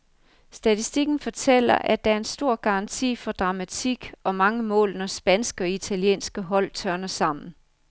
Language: Danish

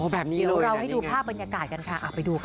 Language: Thai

